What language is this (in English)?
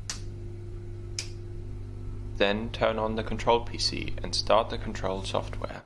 English